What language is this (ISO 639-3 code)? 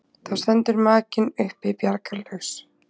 isl